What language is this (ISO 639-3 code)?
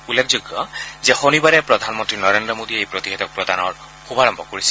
asm